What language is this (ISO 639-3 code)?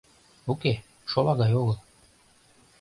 chm